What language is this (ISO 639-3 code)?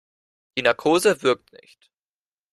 deu